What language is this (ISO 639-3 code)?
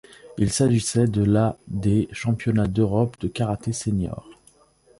fra